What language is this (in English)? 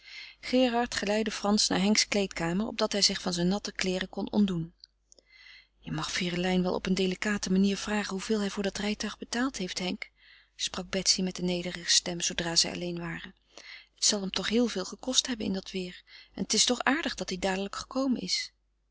Dutch